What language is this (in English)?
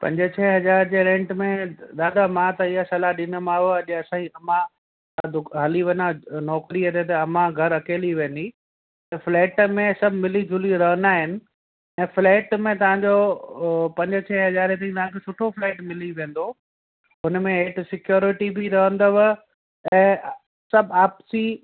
Sindhi